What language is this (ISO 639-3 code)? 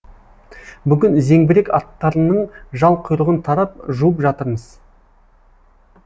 kaz